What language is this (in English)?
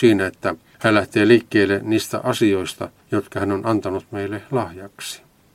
Finnish